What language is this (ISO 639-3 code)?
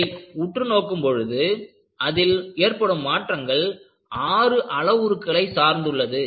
tam